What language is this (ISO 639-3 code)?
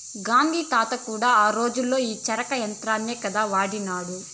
tel